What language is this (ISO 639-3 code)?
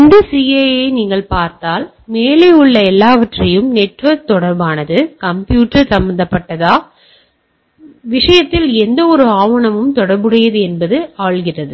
tam